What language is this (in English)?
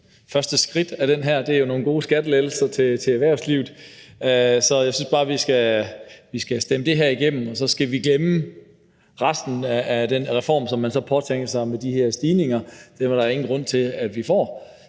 Danish